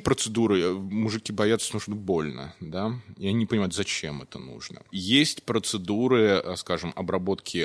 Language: Russian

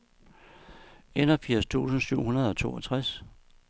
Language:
Danish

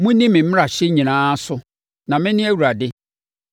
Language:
Akan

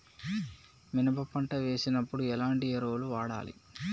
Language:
Telugu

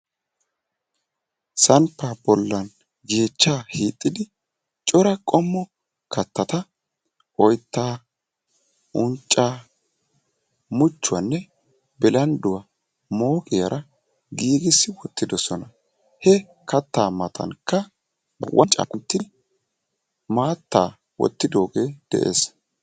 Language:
Wolaytta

